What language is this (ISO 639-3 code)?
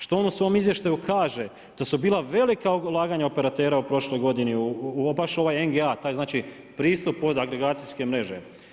hrv